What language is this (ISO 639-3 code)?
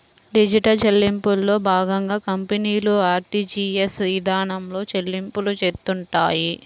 tel